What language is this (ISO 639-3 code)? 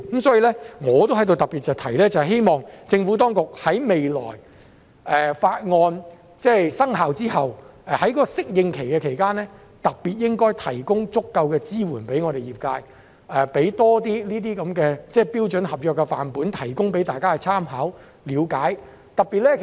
yue